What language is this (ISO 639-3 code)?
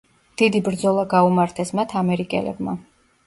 kat